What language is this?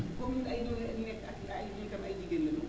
Wolof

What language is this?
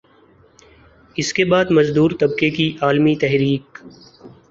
Urdu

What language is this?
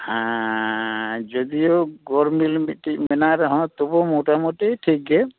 Santali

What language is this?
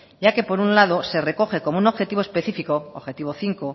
Spanish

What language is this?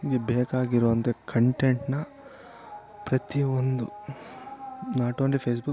Kannada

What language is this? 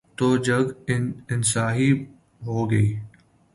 Urdu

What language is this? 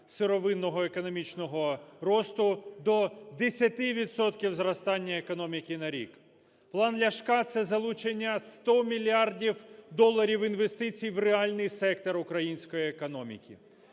Ukrainian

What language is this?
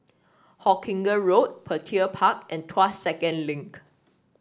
English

